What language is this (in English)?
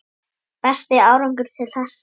Icelandic